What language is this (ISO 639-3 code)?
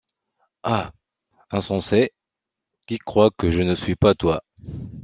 fra